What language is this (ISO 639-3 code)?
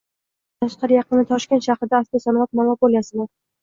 uzb